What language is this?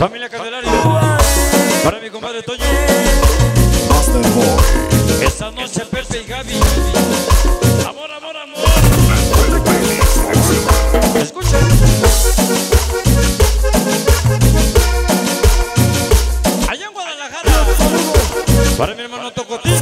Spanish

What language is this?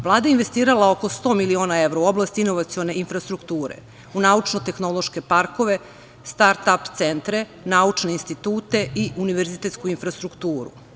Serbian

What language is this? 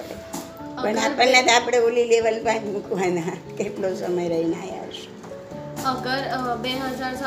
Gujarati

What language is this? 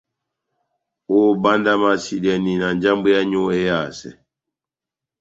Batanga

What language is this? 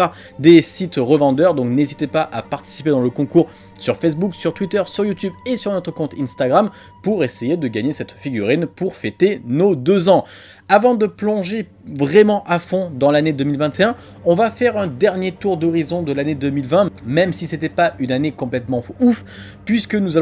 French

